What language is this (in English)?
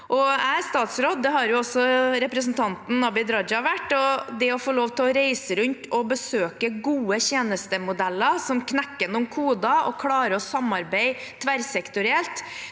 Norwegian